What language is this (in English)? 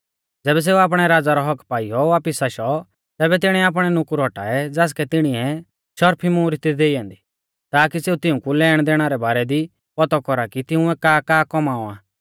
Mahasu Pahari